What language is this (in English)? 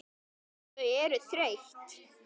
Icelandic